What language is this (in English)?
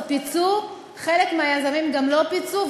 Hebrew